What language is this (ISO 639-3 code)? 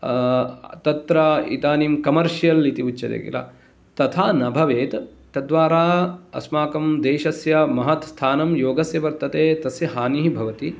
san